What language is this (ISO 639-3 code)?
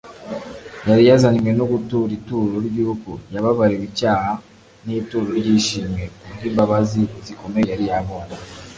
kin